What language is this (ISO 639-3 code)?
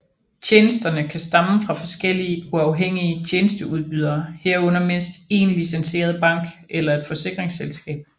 dan